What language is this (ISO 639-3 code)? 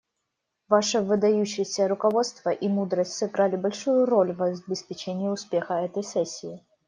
rus